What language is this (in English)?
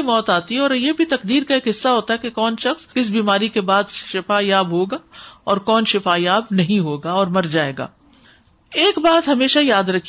Urdu